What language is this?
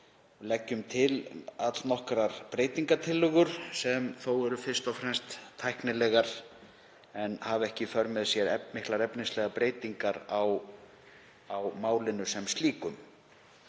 Icelandic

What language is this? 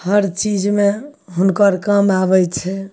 Maithili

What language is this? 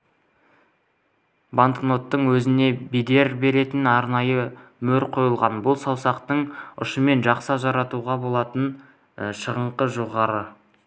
Kazakh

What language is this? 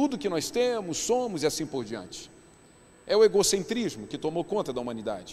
Portuguese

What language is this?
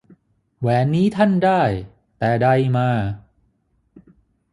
Thai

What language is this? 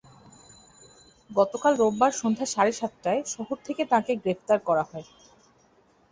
Bangla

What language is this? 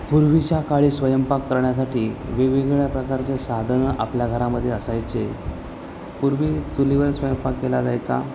Marathi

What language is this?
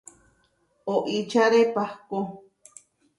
Huarijio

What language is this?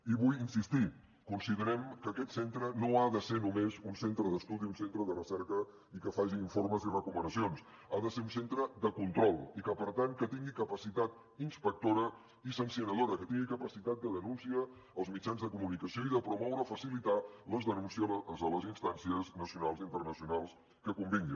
Catalan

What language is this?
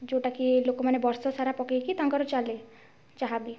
Odia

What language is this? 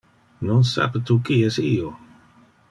Interlingua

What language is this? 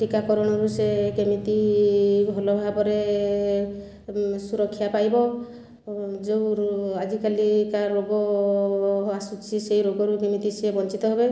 Odia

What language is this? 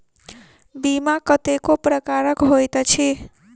Maithili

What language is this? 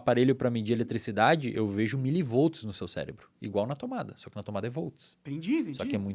Portuguese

